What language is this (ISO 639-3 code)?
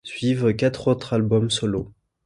fra